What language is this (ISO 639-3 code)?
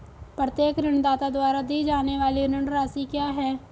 hin